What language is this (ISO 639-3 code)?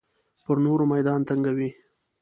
pus